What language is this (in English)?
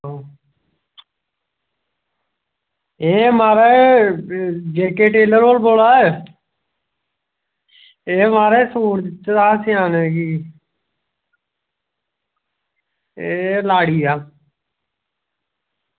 Dogri